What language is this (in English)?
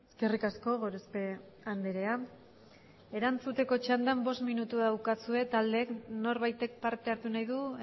Basque